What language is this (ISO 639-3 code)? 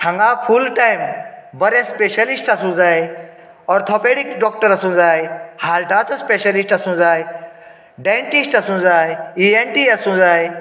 kok